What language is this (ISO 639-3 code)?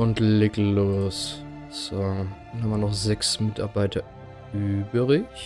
deu